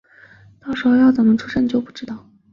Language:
Chinese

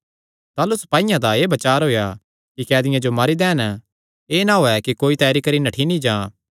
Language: Kangri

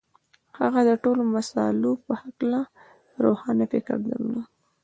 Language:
Pashto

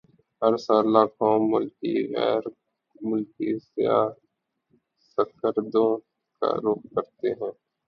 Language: Urdu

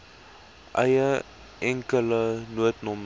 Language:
Afrikaans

